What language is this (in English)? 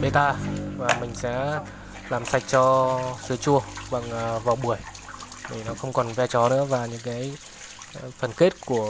Vietnamese